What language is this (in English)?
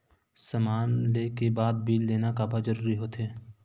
Chhattisgarhi